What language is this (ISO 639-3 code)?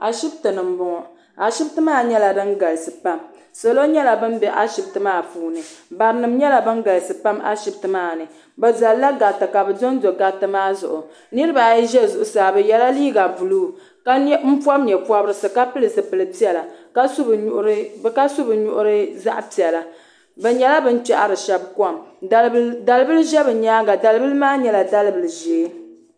dag